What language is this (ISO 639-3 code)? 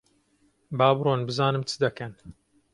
ckb